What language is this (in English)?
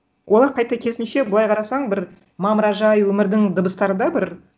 Kazakh